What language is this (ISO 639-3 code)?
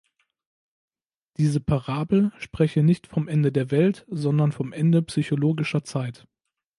deu